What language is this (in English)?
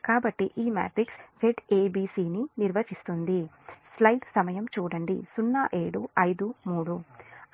Telugu